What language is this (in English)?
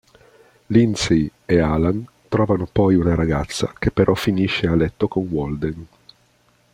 Italian